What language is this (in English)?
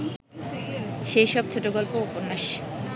Bangla